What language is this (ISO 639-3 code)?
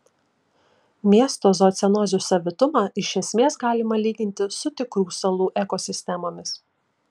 lit